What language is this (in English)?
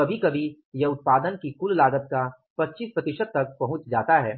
Hindi